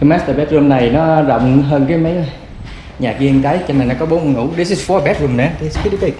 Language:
Vietnamese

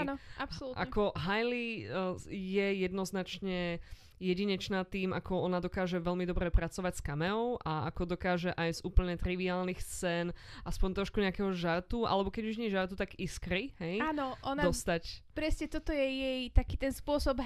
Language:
Slovak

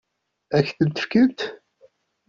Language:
Kabyle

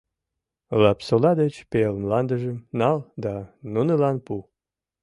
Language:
Mari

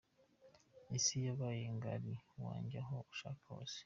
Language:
Kinyarwanda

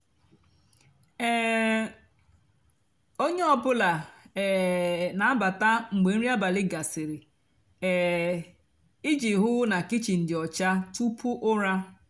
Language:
Igbo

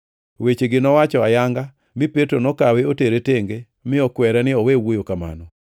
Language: Luo (Kenya and Tanzania)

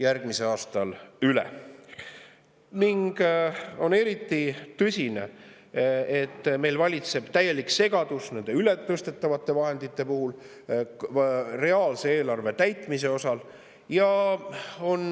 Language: Estonian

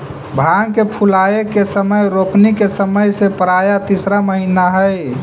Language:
Magahi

